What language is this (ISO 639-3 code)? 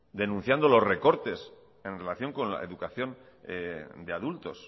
spa